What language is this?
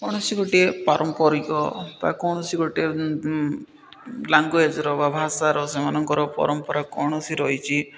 Odia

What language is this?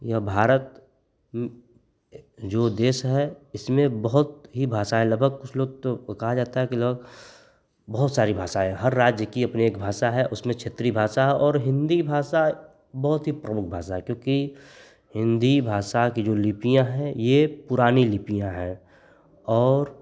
Hindi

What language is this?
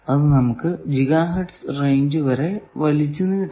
Malayalam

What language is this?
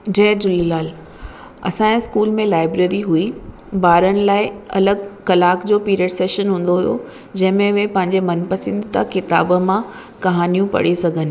Sindhi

